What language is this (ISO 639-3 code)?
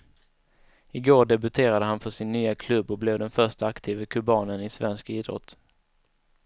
swe